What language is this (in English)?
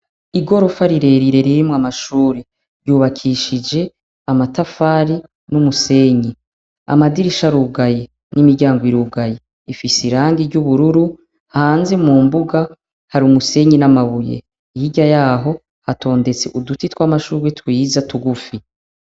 Rundi